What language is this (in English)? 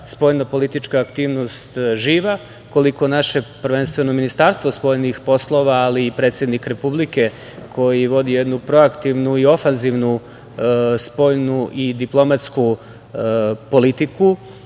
Serbian